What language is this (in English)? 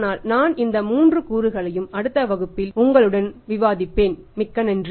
Tamil